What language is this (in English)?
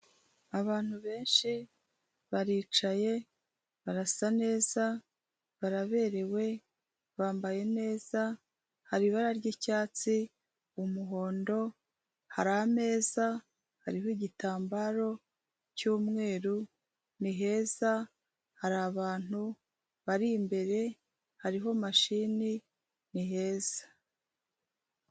Kinyarwanda